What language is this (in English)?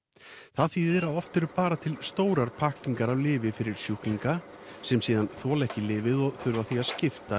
Icelandic